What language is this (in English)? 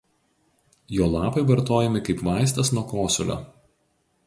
Lithuanian